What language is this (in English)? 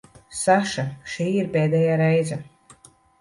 Latvian